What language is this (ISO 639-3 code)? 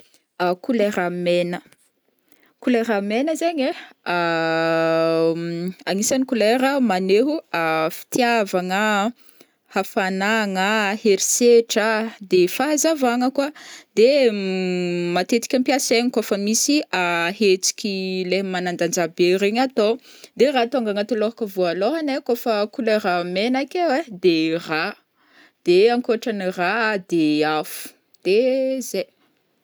bmm